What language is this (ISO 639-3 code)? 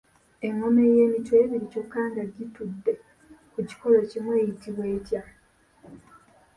lug